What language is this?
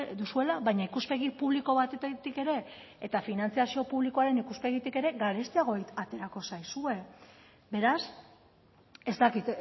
Basque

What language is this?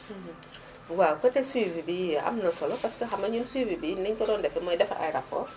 Wolof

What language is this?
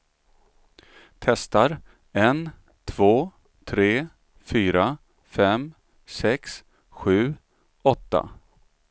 Swedish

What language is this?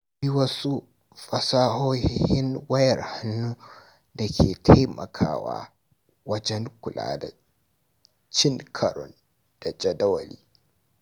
Hausa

